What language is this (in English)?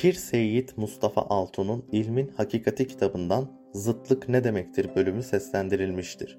Turkish